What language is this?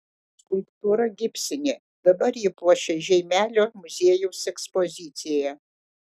Lithuanian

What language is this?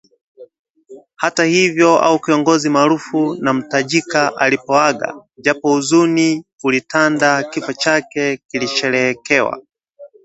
Swahili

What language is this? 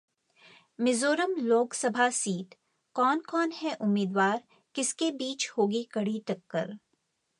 Hindi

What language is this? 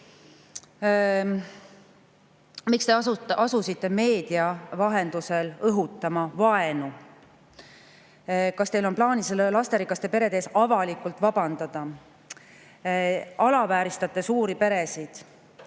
Estonian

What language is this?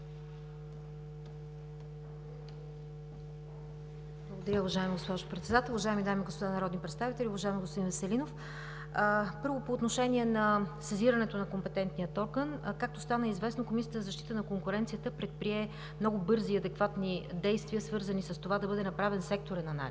Bulgarian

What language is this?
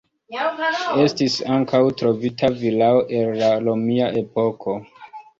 Esperanto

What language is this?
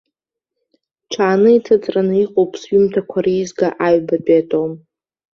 Abkhazian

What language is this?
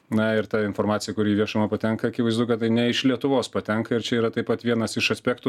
Lithuanian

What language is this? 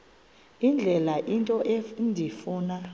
Xhosa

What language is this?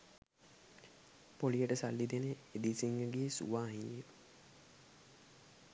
Sinhala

